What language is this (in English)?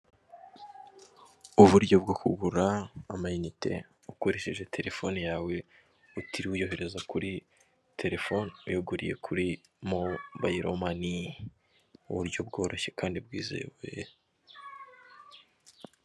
Kinyarwanda